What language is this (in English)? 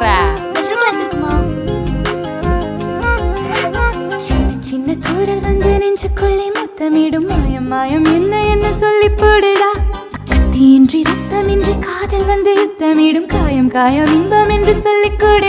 Romanian